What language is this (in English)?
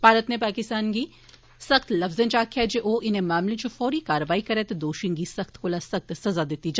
Dogri